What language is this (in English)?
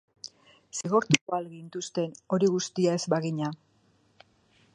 Basque